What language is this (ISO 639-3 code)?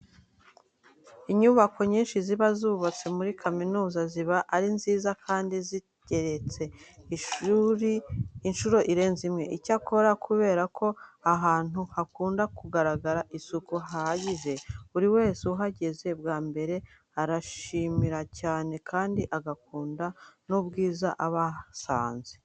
kin